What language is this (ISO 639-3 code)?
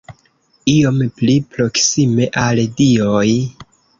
epo